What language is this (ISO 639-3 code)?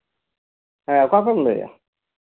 sat